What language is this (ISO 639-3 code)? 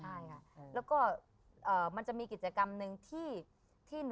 tha